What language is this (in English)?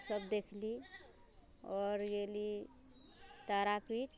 Maithili